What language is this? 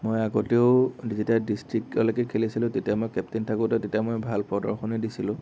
Assamese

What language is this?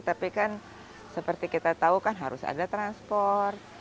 Indonesian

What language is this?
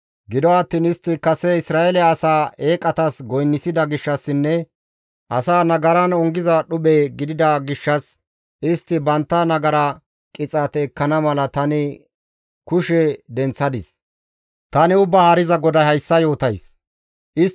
Gamo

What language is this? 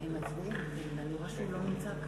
Hebrew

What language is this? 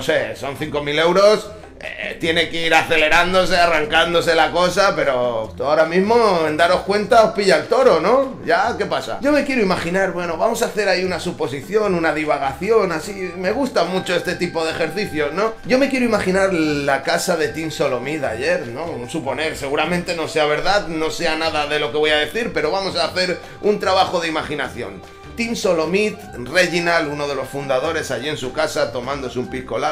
Spanish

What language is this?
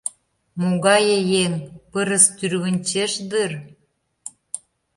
Mari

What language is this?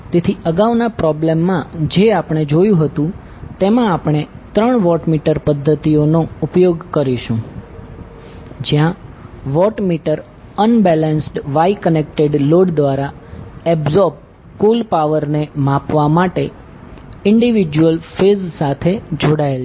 Gujarati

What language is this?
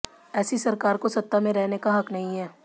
Hindi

